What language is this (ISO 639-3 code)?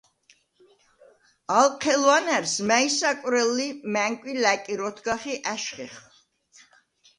sva